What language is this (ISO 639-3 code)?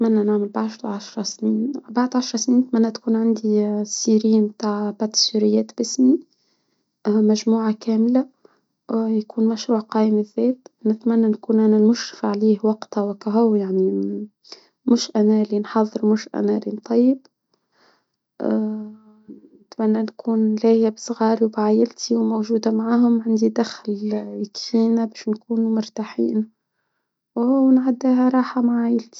aeb